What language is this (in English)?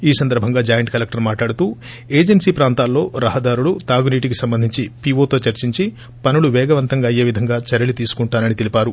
Telugu